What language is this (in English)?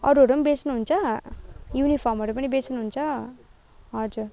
Nepali